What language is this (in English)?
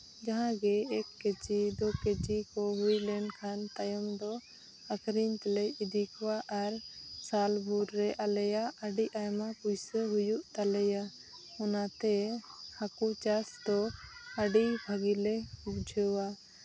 Santali